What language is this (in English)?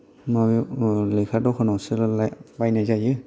Bodo